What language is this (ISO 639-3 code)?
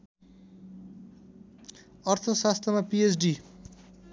nep